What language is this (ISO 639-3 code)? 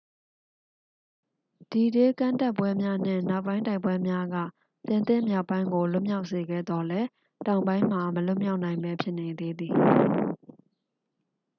mya